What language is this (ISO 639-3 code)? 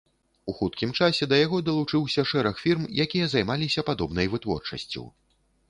bel